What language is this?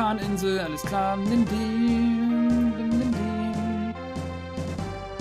German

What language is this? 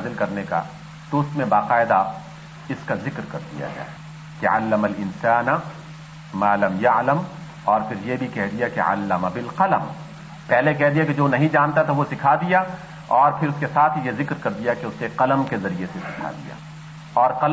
Urdu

